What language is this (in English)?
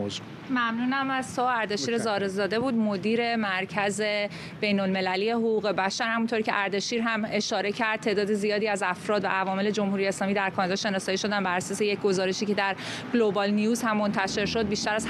Persian